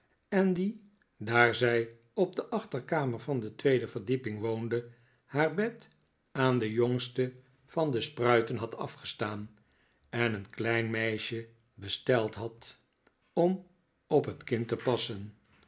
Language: Dutch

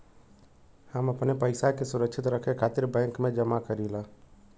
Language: Bhojpuri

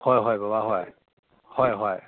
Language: Manipuri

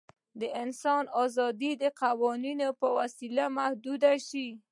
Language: Pashto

